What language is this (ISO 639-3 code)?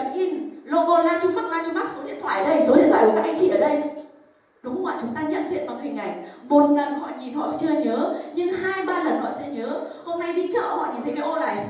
vie